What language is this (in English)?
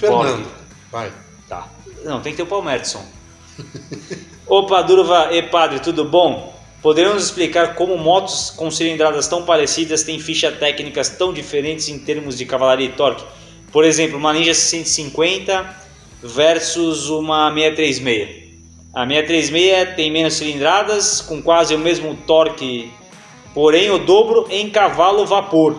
Portuguese